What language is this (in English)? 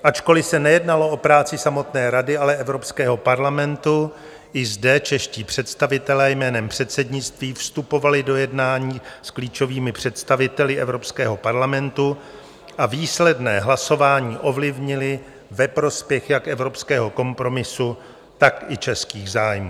Czech